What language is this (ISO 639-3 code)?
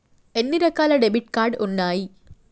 tel